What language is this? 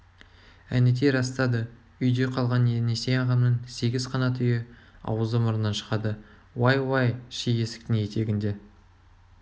Kazakh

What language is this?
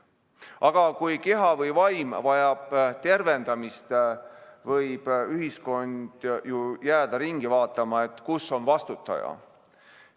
Estonian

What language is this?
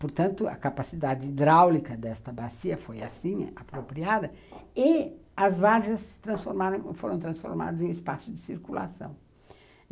Portuguese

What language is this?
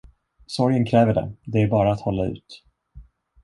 Swedish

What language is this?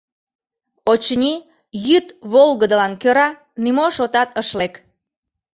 Mari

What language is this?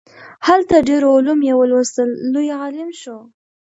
Pashto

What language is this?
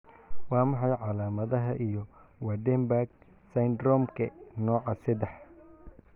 Somali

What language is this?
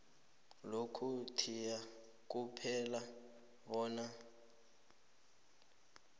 South Ndebele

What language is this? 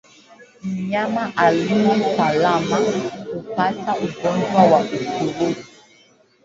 Swahili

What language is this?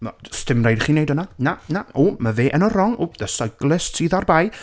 Welsh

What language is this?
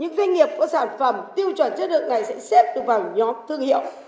Vietnamese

